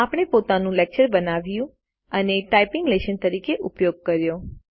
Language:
Gujarati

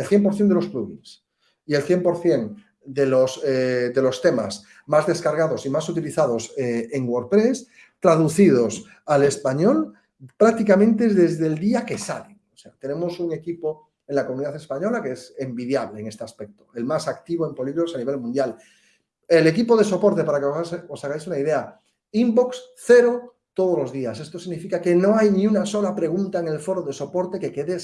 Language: Spanish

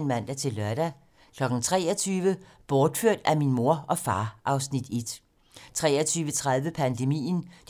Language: Danish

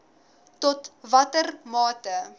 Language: Afrikaans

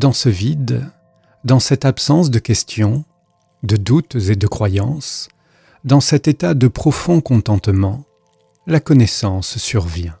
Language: French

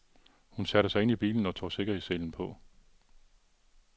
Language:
Danish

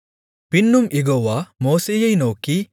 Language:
Tamil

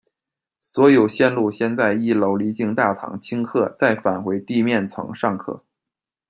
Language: Chinese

